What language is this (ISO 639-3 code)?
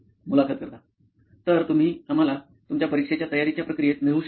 mar